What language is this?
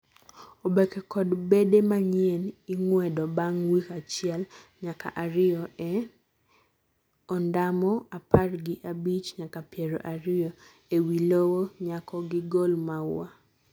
Luo (Kenya and Tanzania)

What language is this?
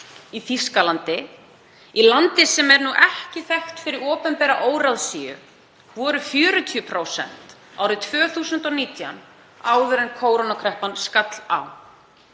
Icelandic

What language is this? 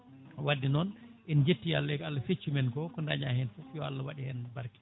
Fula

